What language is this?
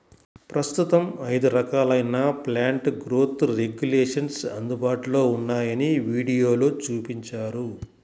Telugu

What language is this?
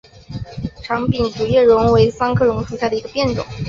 Chinese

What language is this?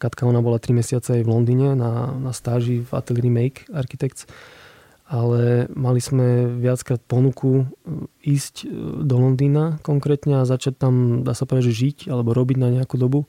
Slovak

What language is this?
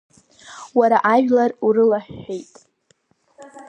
Abkhazian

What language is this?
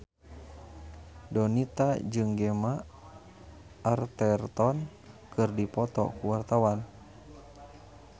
Sundanese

